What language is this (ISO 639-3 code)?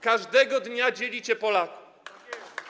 pol